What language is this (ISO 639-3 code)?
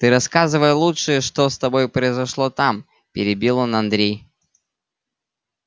rus